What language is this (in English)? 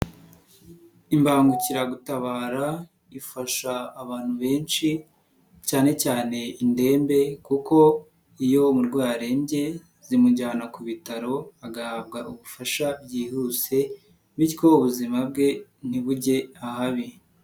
Kinyarwanda